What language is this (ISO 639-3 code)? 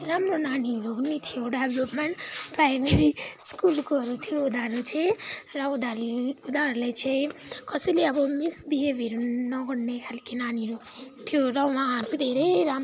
nep